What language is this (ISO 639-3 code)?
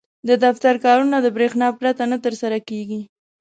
pus